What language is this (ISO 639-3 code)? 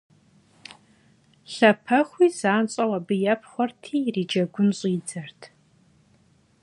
kbd